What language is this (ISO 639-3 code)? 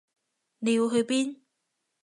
yue